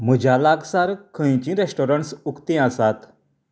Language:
Konkani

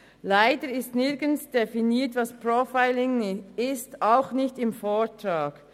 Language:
Swiss German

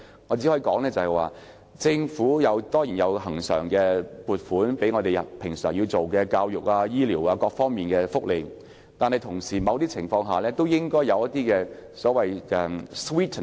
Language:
Cantonese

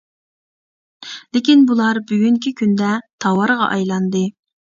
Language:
Uyghur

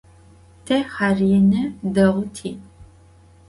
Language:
Adyghe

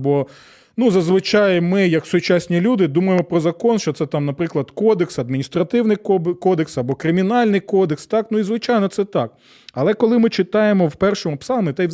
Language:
Ukrainian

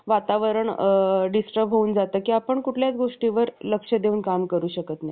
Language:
Marathi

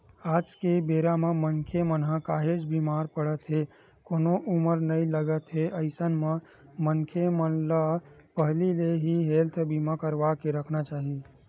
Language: Chhattisgarhi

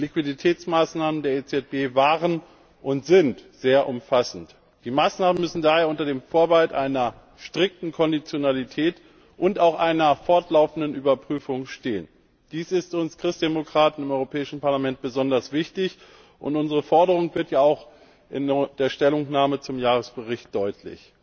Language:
German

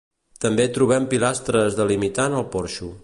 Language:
Catalan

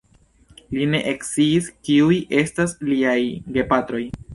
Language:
Esperanto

